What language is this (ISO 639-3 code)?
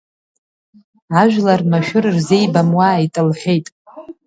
abk